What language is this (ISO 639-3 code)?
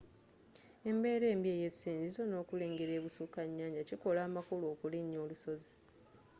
lug